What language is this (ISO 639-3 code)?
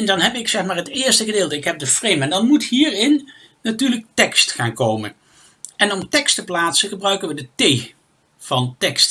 nld